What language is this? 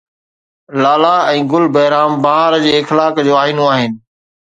Sindhi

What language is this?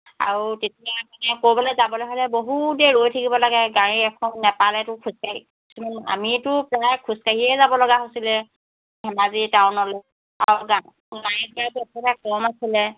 Assamese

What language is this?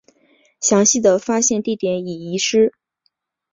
Chinese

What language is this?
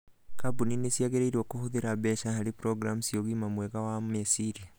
Kikuyu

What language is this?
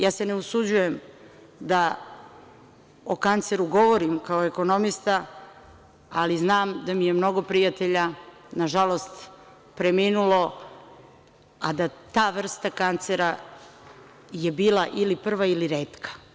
Serbian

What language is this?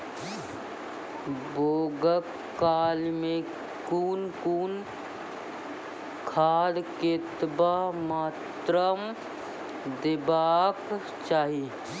Maithili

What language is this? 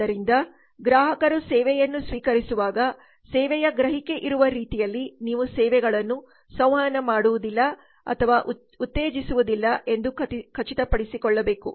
Kannada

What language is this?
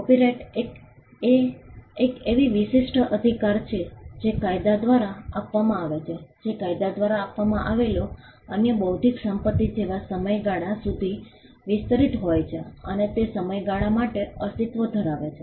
Gujarati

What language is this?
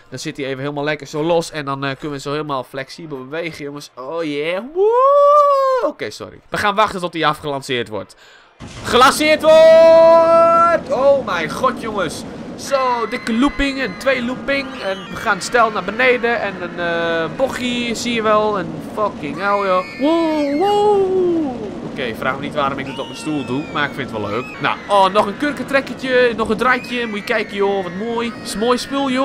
Dutch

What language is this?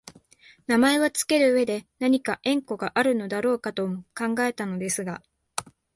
Japanese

